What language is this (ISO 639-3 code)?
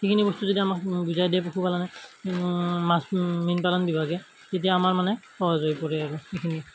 asm